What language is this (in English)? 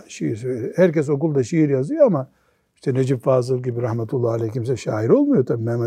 Turkish